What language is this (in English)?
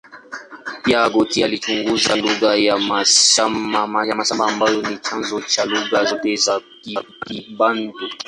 Swahili